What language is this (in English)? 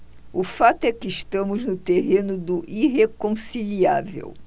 Portuguese